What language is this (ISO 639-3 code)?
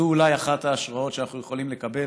heb